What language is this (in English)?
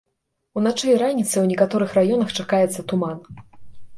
Belarusian